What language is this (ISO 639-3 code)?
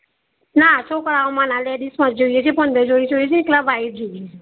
guj